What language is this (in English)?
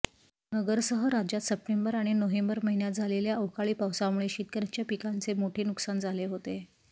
Marathi